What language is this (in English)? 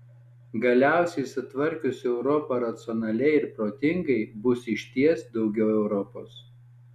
Lithuanian